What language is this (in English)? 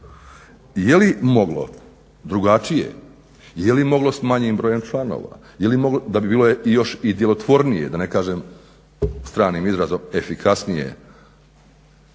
Croatian